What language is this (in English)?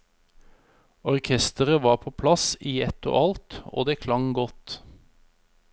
Norwegian